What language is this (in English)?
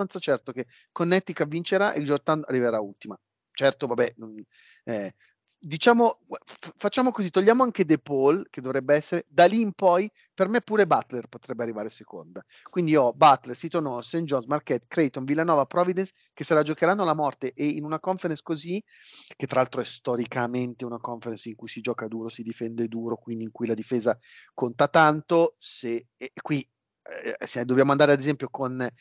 Italian